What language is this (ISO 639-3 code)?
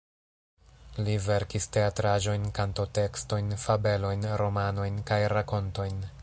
epo